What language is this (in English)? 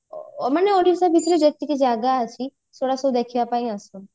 Odia